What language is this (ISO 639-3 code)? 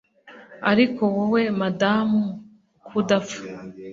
kin